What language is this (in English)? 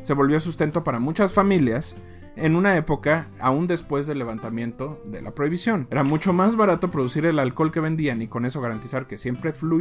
Spanish